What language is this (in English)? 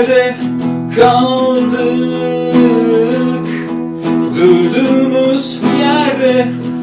Turkish